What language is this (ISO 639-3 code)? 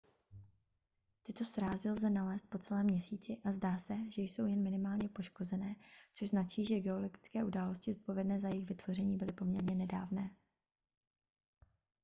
ces